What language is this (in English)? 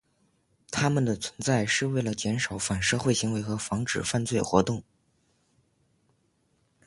Chinese